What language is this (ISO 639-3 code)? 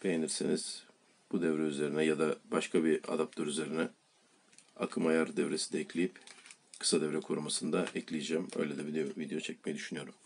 tur